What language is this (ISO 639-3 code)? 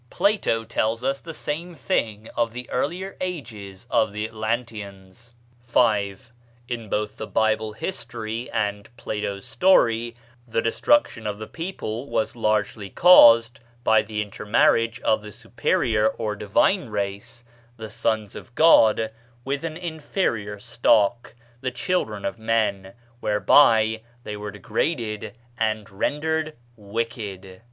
eng